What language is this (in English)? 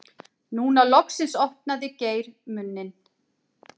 Icelandic